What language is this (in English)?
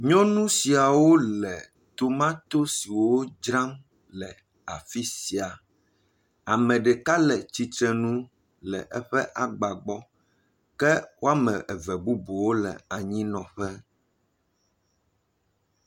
Ewe